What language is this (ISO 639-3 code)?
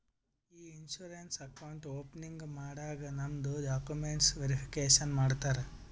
kan